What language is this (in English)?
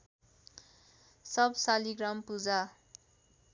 Nepali